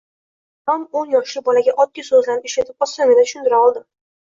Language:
Uzbek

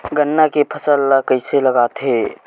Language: Chhattisgarhi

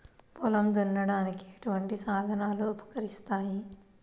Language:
Telugu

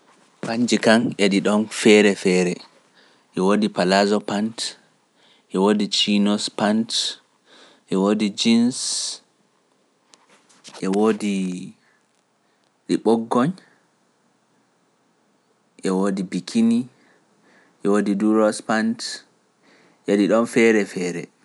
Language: Pular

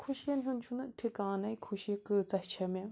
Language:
Kashmiri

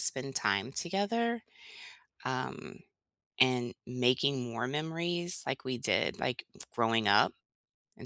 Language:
English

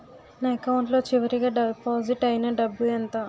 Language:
Telugu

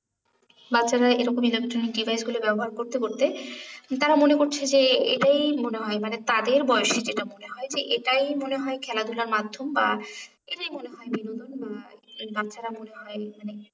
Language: Bangla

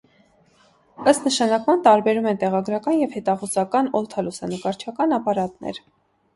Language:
Armenian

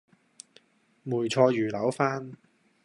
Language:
Cantonese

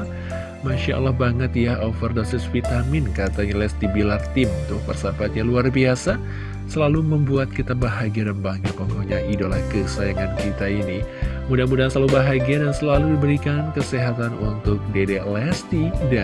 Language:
Indonesian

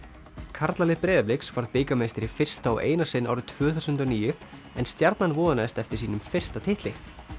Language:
Icelandic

